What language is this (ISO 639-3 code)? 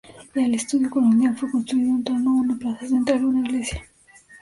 spa